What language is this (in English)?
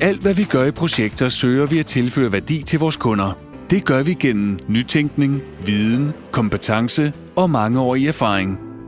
Danish